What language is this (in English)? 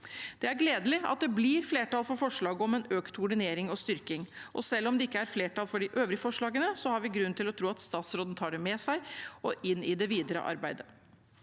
Norwegian